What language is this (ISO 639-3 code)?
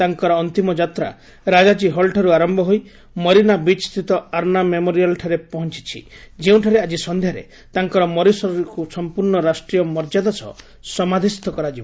ori